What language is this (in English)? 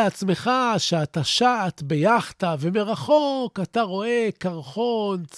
Hebrew